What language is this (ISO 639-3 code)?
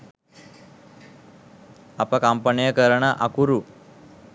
sin